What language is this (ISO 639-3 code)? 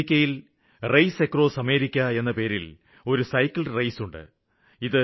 mal